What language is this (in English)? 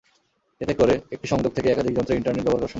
Bangla